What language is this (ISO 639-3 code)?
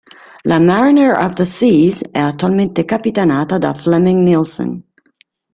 ita